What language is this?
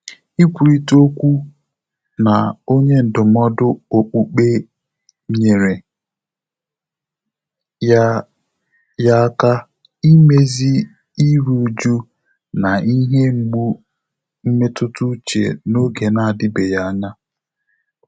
Igbo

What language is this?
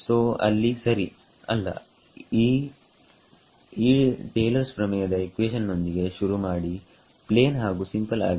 Kannada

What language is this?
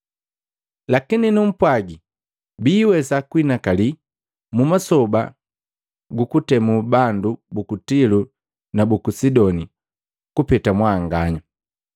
Matengo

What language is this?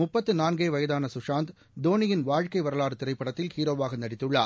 Tamil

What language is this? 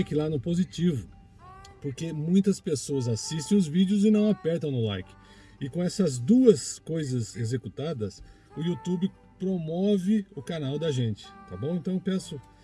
Portuguese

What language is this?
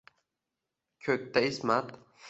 Uzbek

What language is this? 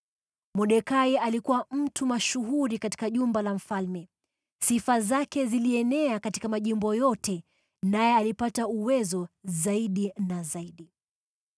Swahili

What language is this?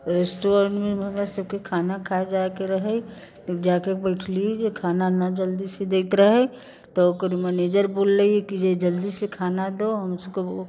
Maithili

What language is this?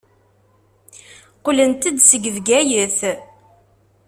Kabyle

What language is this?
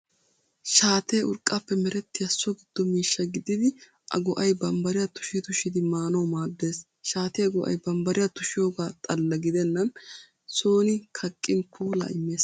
Wolaytta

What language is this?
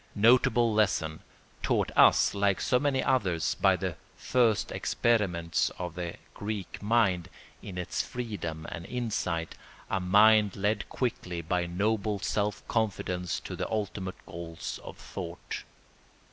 English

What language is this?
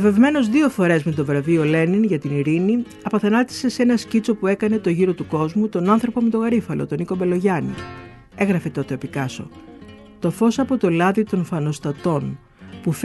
Greek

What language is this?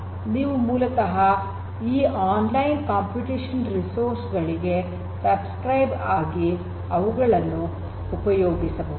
Kannada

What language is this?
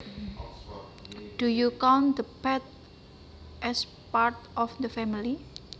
Javanese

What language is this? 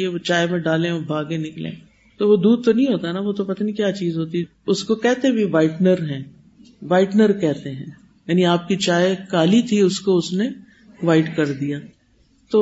Urdu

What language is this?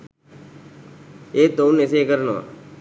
Sinhala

